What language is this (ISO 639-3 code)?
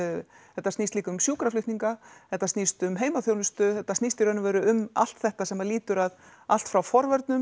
isl